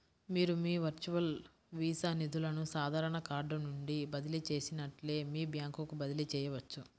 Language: Telugu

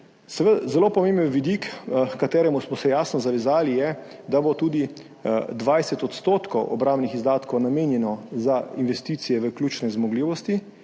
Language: Slovenian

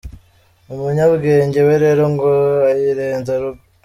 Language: Kinyarwanda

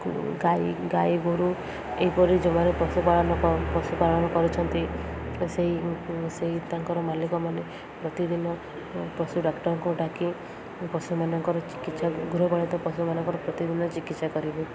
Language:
Odia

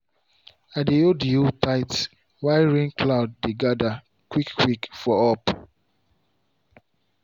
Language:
Nigerian Pidgin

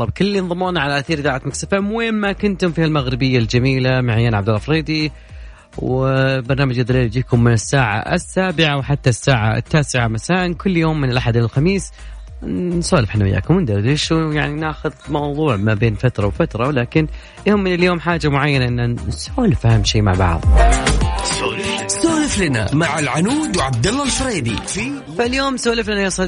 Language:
Arabic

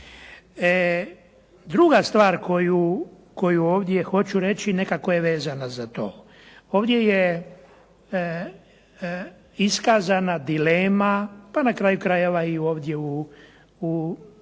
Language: Croatian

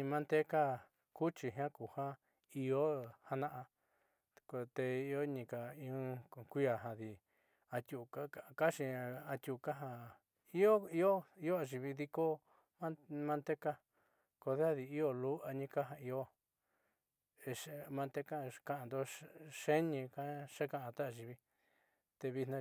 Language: Southeastern Nochixtlán Mixtec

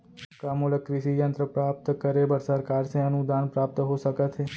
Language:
Chhattisgarhi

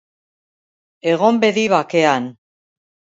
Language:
Basque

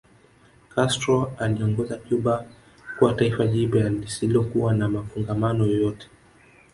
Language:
Swahili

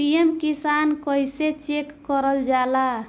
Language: Bhojpuri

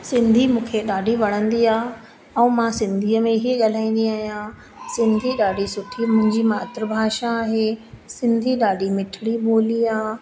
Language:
Sindhi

